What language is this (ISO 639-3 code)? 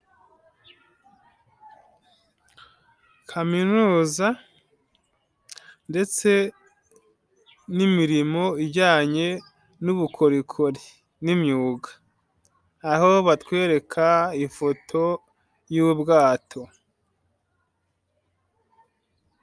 kin